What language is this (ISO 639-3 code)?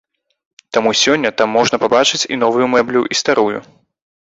bel